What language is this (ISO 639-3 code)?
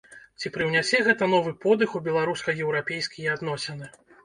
bel